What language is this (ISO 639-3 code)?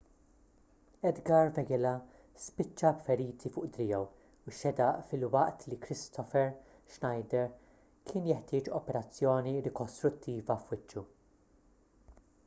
mlt